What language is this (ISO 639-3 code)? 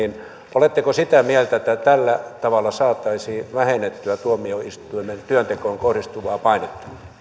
fin